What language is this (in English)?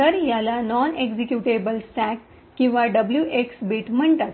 Marathi